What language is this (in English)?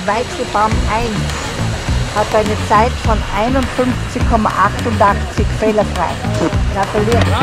German